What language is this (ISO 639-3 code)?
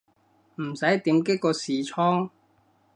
yue